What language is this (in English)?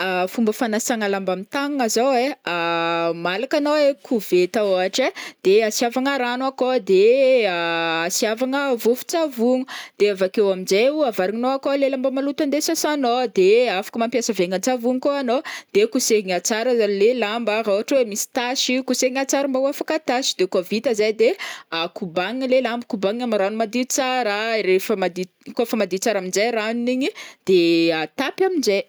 Northern Betsimisaraka Malagasy